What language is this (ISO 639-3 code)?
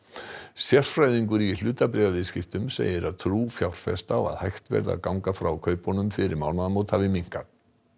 isl